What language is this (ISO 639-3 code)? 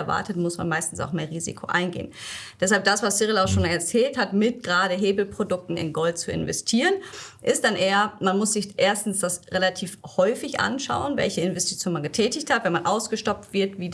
deu